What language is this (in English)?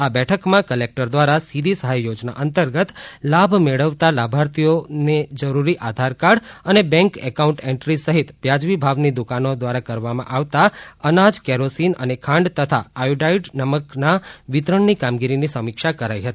Gujarati